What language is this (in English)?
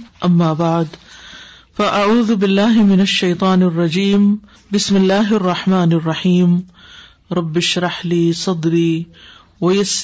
Urdu